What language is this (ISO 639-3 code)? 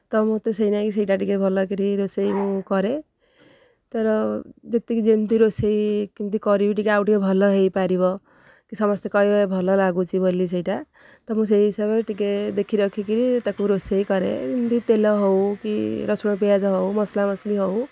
ori